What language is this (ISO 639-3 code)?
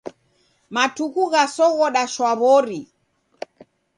dav